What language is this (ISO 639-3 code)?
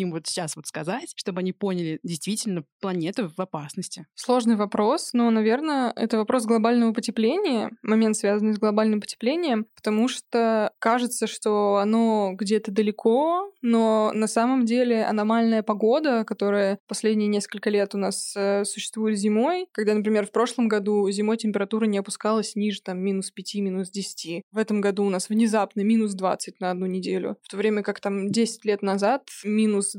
rus